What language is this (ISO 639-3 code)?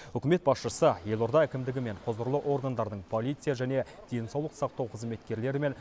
kaz